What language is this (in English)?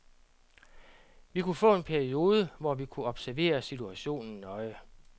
Danish